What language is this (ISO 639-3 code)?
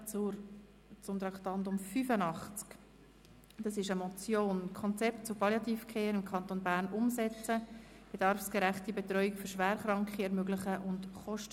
gsw